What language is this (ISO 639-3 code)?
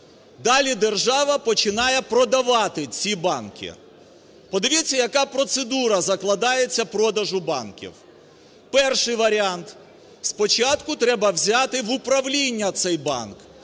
ukr